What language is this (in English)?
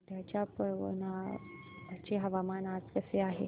Marathi